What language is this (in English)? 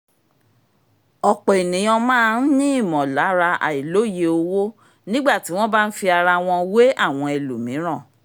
Yoruba